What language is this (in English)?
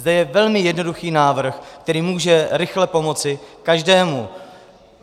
Czech